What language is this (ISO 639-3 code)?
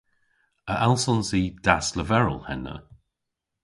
cor